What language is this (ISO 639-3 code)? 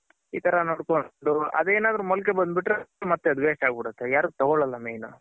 kan